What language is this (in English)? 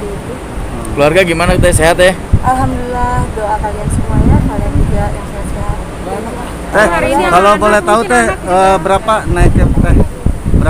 Indonesian